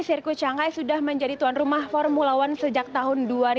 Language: Indonesian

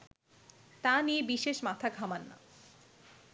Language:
Bangla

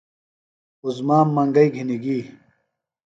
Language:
Phalura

